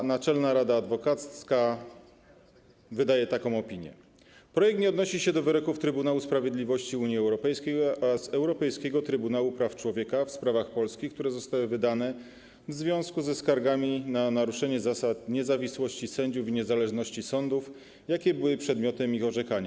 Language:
Polish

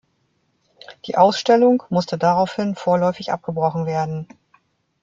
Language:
German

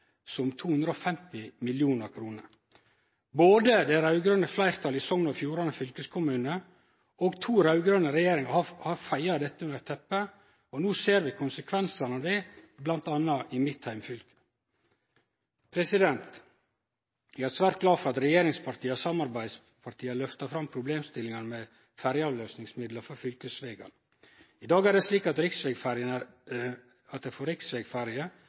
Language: Norwegian Nynorsk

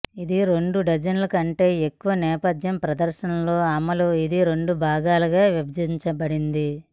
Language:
Telugu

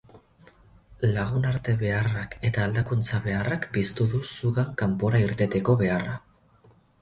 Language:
Basque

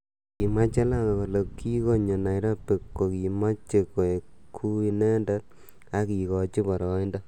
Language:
Kalenjin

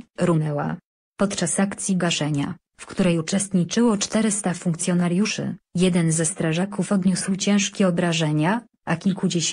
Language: Polish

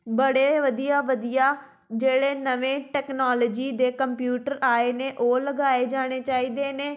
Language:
Punjabi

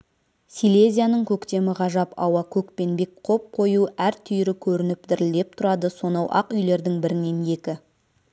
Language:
Kazakh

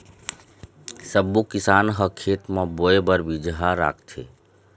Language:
Chhattisgarhi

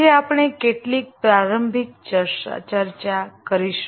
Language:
Gujarati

